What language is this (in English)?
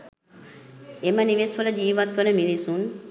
Sinhala